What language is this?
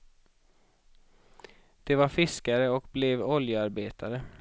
Swedish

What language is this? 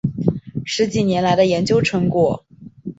Chinese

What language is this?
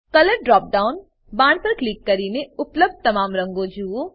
Gujarati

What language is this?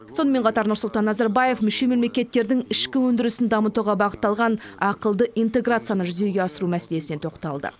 Kazakh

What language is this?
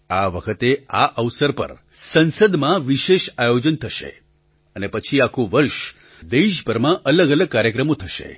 Gujarati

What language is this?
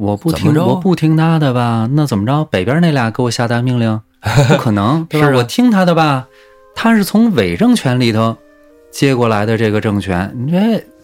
Chinese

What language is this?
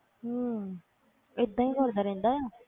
Punjabi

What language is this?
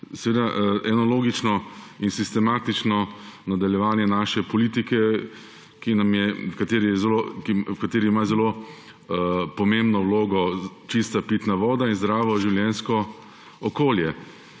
Slovenian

